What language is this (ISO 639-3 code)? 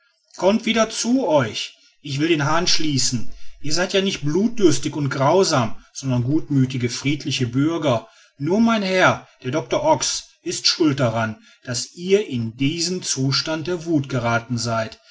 deu